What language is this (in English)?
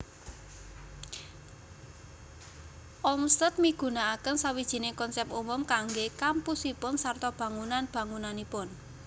Javanese